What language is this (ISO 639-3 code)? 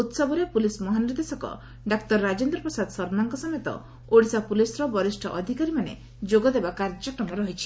ori